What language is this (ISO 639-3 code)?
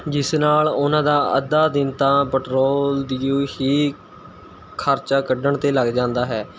pan